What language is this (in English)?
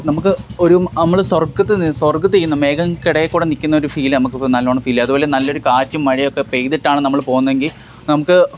Malayalam